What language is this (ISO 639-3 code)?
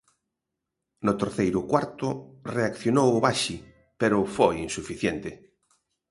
glg